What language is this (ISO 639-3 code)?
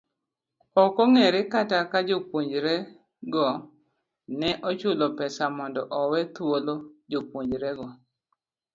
luo